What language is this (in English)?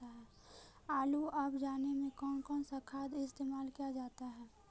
Magahi